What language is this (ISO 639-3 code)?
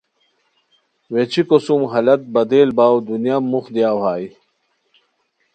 khw